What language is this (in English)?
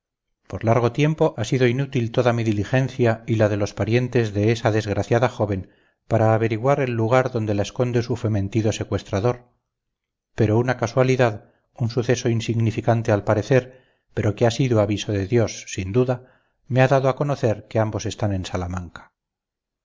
Spanish